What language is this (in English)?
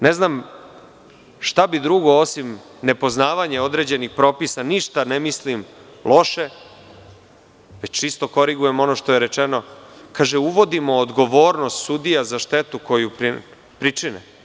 Serbian